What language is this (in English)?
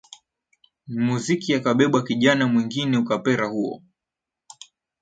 Swahili